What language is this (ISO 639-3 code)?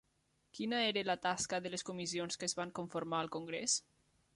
cat